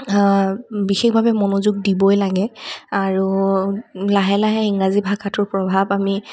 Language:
Assamese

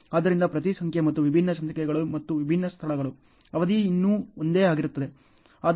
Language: Kannada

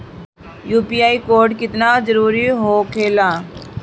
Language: Bhojpuri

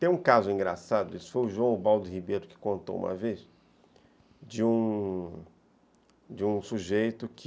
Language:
Portuguese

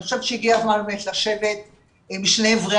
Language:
Hebrew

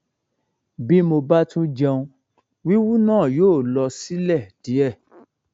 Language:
Yoruba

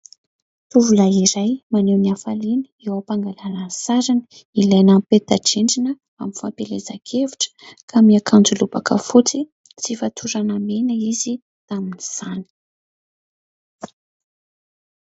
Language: Malagasy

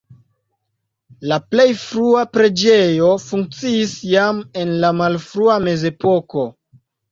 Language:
Esperanto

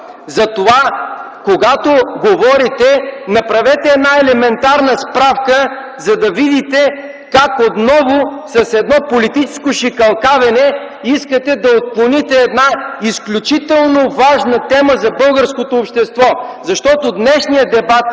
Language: Bulgarian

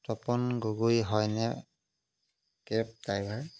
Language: Assamese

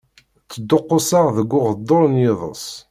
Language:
Kabyle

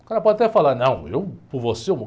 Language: Portuguese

